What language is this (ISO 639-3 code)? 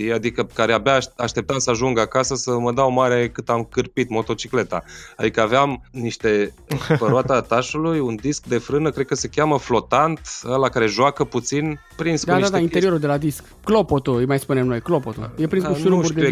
ron